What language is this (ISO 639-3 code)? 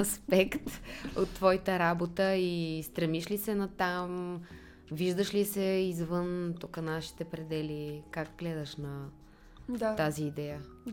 bul